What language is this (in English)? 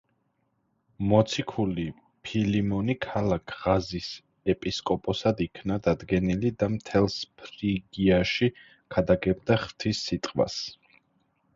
Georgian